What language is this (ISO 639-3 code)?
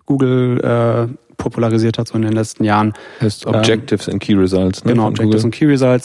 deu